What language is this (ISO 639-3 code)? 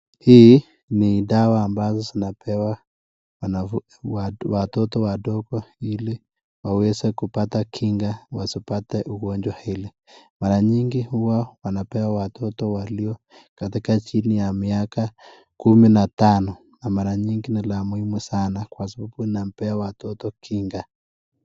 swa